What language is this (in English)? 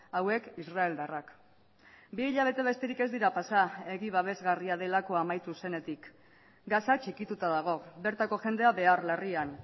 Basque